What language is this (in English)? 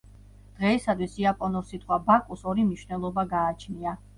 Georgian